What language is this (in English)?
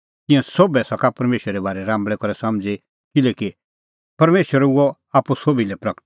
Kullu Pahari